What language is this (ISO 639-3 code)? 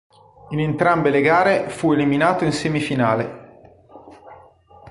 ita